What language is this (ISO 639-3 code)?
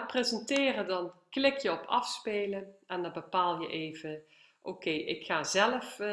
nld